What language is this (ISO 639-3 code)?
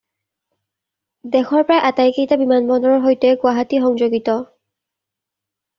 asm